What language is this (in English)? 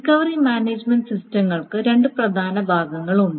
Malayalam